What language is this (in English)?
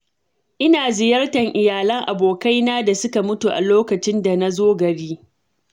Hausa